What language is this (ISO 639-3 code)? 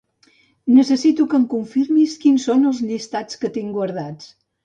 cat